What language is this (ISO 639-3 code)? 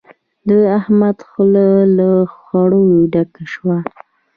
pus